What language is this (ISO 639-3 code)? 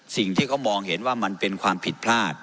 tha